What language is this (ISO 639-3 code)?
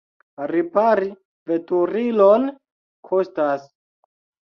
epo